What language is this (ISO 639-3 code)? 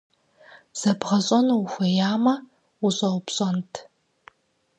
kbd